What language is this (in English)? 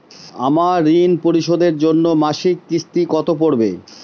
Bangla